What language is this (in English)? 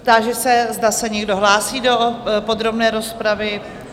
Czech